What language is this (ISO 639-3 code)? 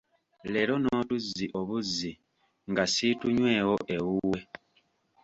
lug